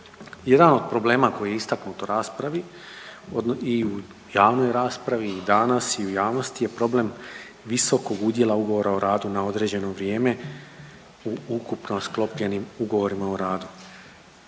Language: Croatian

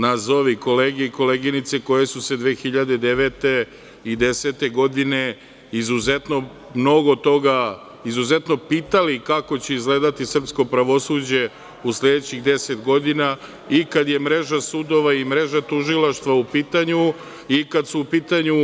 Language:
Serbian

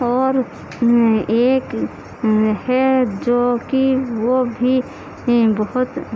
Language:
Urdu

